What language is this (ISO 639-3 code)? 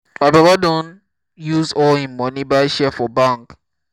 pcm